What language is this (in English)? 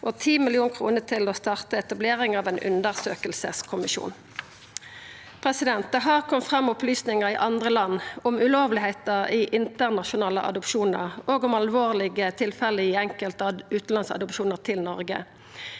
Norwegian